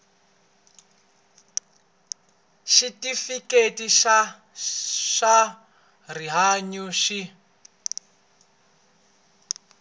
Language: Tsonga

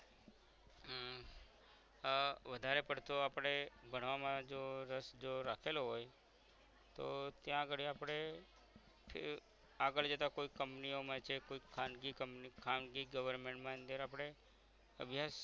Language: Gujarati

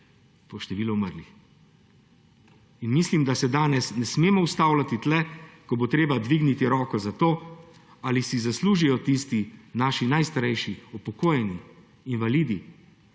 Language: Slovenian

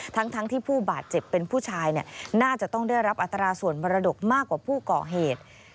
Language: Thai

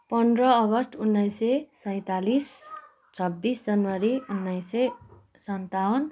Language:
Nepali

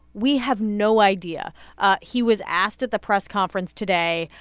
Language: English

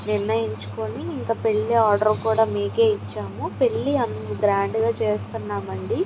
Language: Telugu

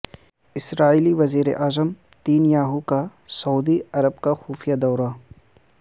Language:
Urdu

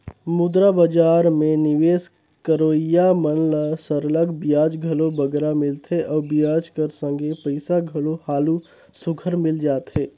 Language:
Chhattisgarhi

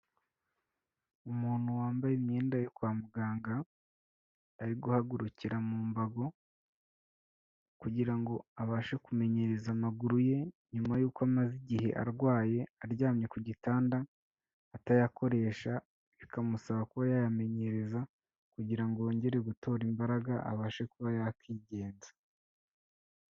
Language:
Kinyarwanda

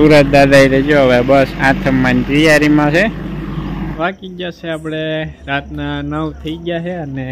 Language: Gujarati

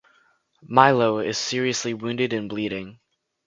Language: English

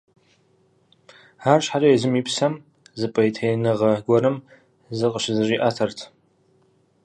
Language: Kabardian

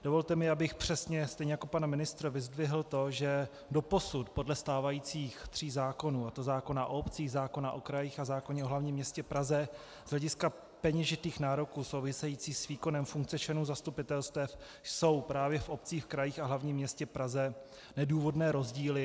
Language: Czech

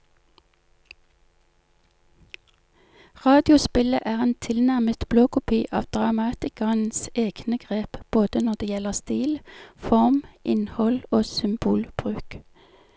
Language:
Norwegian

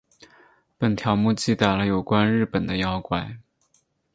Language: Chinese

